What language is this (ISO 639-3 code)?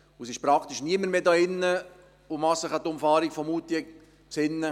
gsw